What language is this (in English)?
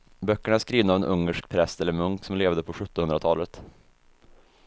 Swedish